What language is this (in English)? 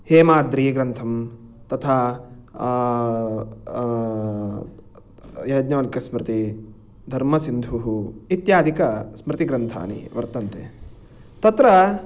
Sanskrit